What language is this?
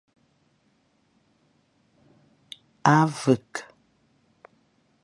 Fang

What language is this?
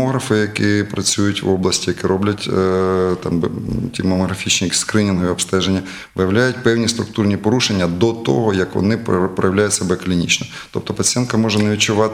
Ukrainian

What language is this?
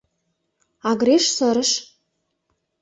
Mari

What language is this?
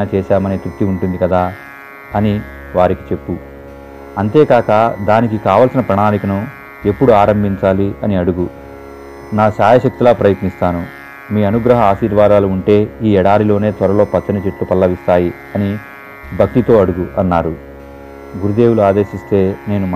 Telugu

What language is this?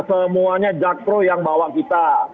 Indonesian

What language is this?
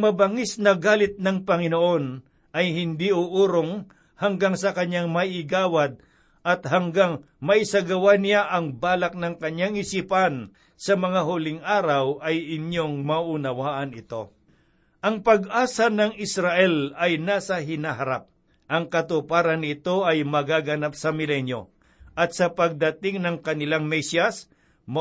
Filipino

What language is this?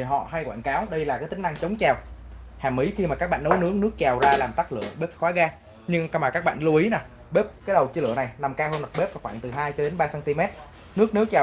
Vietnamese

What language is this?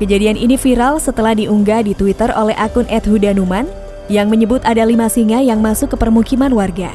Indonesian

